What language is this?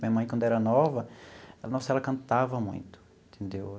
Portuguese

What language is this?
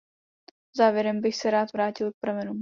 Czech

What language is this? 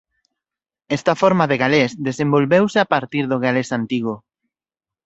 Galician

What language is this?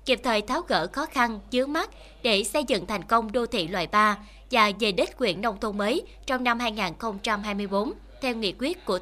Vietnamese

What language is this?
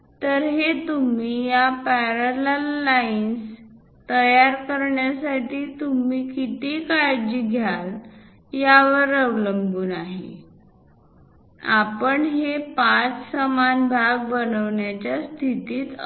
Marathi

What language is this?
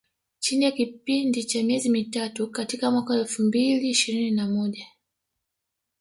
Swahili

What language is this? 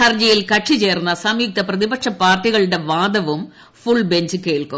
Malayalam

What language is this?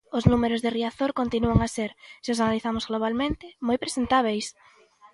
Galician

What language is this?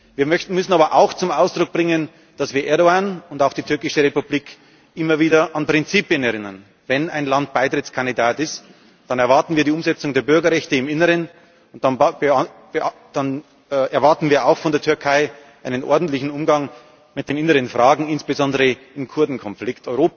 German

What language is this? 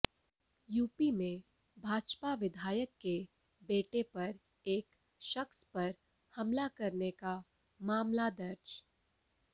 Hindi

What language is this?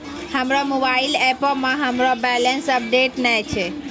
Maithili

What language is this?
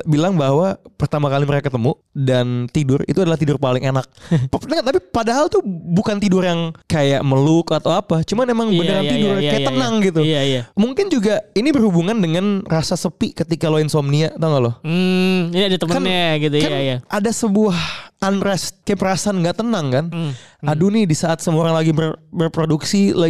Indonesian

